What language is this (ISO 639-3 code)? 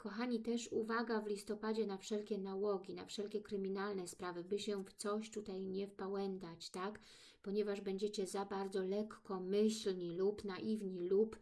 pol